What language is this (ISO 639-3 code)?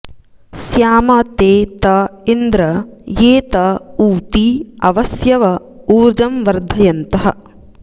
san